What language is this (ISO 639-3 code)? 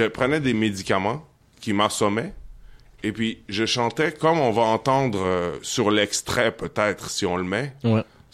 fra